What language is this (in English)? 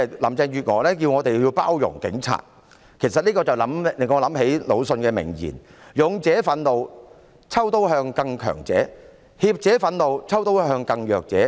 Cantonese